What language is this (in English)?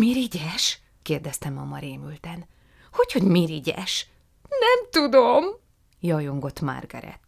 Hungarian